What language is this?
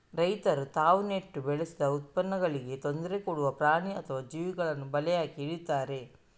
Kannada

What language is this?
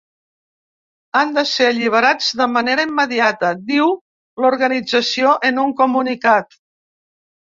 Catalan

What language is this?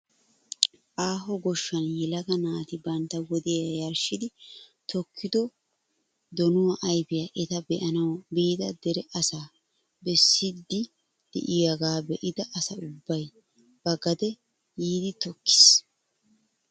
Wolaytta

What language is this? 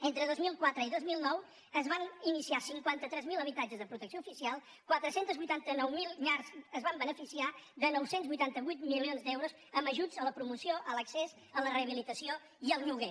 Catalan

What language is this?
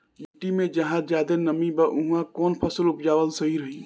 Bhojpuri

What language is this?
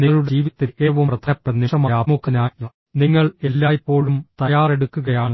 Malayalam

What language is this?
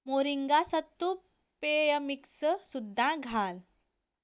Konkani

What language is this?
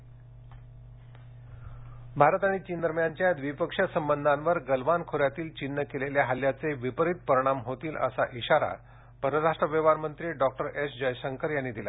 Marathi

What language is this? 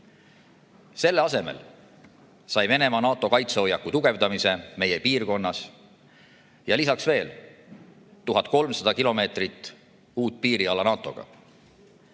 Estonian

